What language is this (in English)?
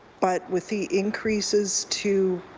English